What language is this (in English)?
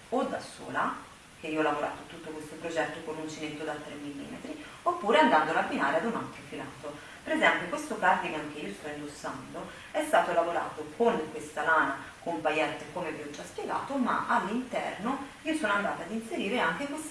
Italian